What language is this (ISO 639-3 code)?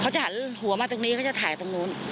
tha